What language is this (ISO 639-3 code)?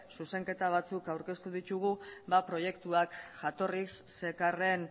eus